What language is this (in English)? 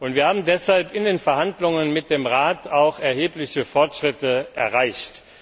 German